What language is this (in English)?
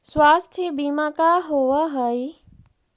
Magahi